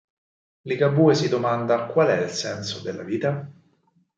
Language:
Italian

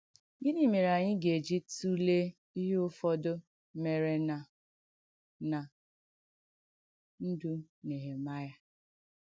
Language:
Igbo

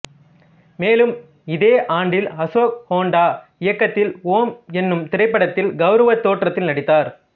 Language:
Tamil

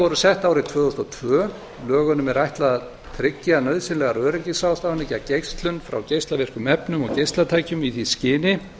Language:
Icelandic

